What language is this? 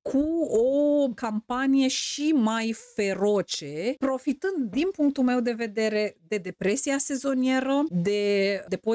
Romanian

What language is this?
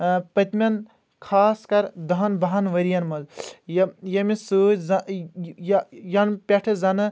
Kashmiri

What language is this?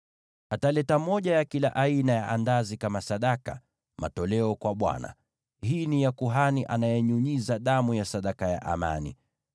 Swahili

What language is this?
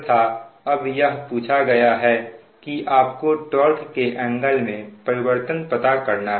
Hindi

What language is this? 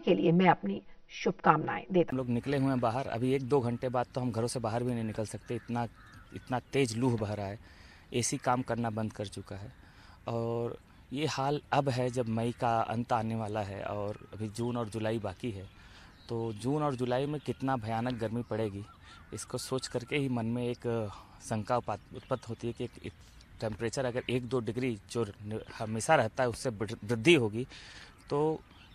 Hindi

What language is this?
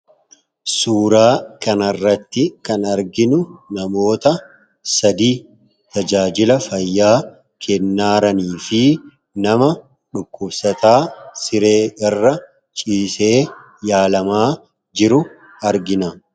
Oromo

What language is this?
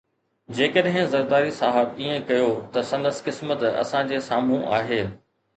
Sindhi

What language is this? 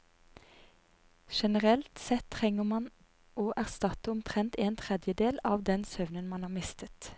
Norwegian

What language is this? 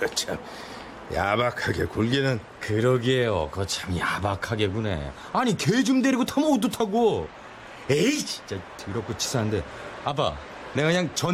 Korean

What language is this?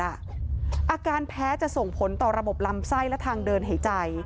Thai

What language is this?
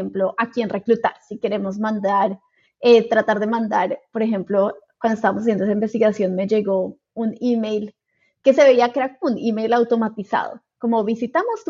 Spanish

